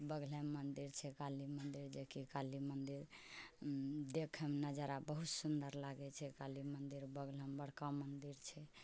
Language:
Maithili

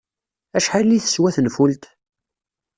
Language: Kabyle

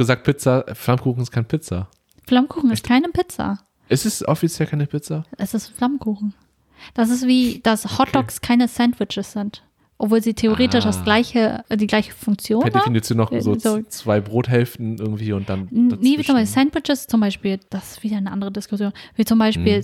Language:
German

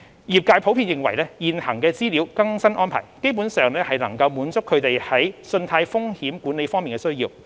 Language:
Cantonese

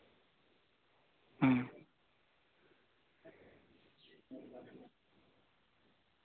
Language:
Santali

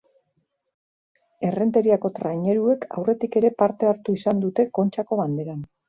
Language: Basque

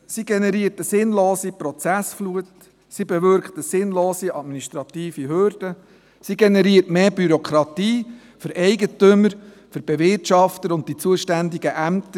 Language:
Swiss German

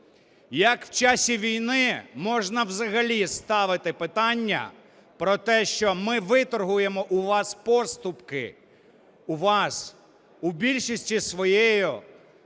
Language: Ukrainian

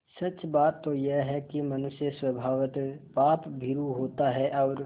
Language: Hindi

